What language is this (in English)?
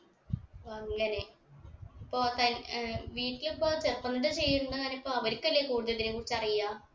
Malayalam